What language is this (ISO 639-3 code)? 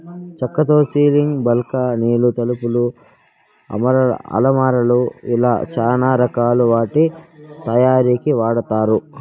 tel